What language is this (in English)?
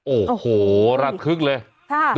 Thai